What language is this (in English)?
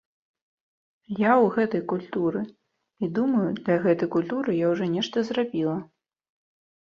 Belarusian